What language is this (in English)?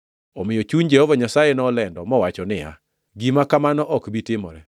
Luo (Kenya and Tanzania)